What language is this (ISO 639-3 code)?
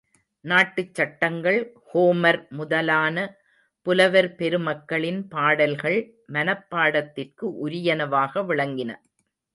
tam